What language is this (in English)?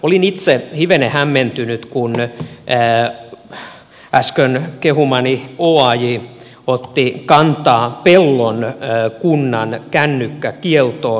Finnish